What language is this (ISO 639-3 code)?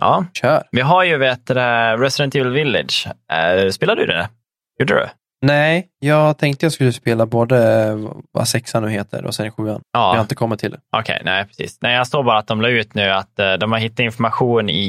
swe